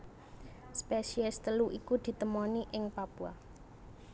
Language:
Javanese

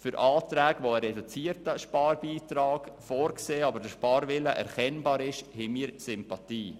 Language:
Swiss German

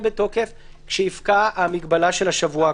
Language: Hebrew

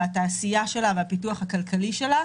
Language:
Hebrew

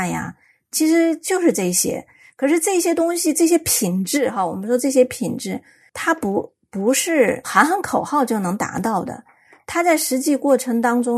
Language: Chinese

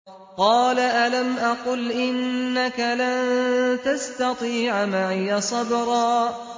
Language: Arabic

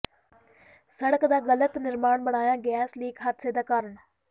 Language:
Punjabi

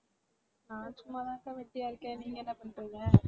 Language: Tamil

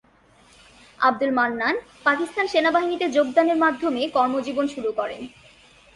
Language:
Bangla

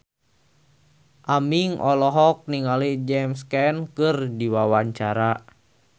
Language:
Sundanese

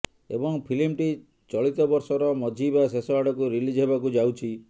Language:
Odia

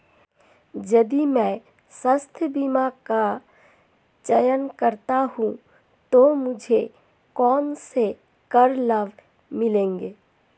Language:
Hindi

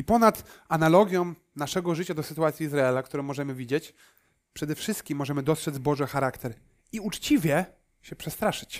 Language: Polish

